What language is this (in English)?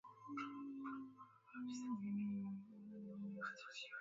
Swahili